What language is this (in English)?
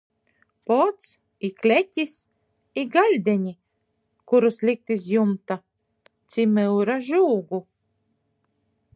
Latgalian